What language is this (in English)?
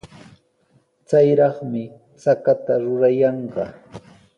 Sihuas Ancash Quechua